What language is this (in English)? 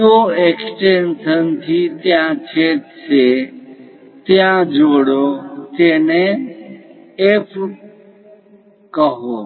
Gujarati